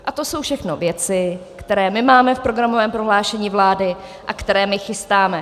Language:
Czech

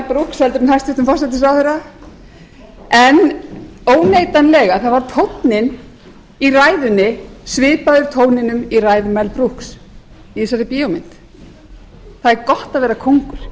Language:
Icelandic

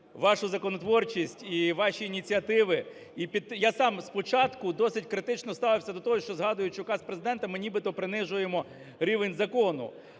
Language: Ukrainian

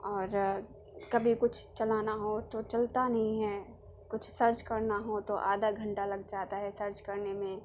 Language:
Urdu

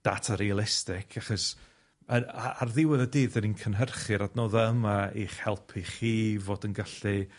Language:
Welsh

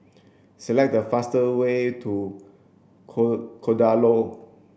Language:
English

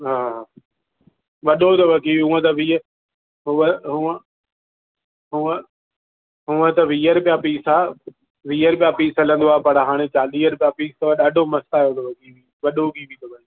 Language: Sindhi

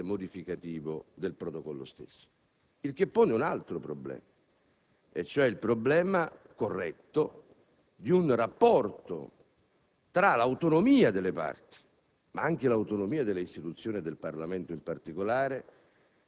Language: Italian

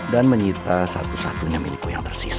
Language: Indonesian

